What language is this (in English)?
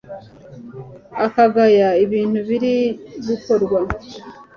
Kinyarwanda